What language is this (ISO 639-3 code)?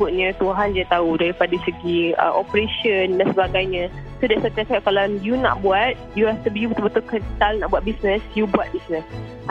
msa